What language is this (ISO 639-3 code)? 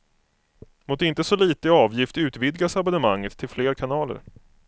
swe